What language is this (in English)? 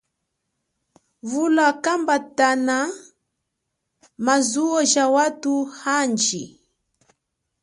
Chokwe